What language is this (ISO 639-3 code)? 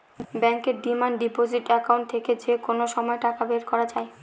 ben